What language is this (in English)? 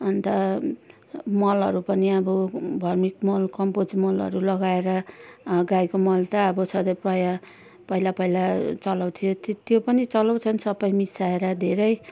Nepali